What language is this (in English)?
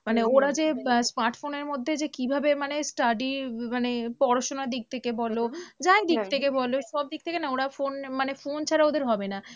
Bangla